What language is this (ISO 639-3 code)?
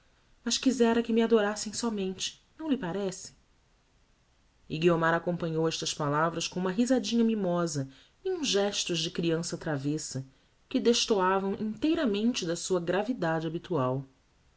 por